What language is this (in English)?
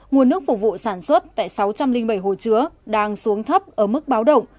Vietnamese